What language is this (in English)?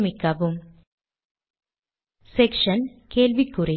Tamil